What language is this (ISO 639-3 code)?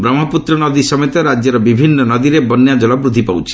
ori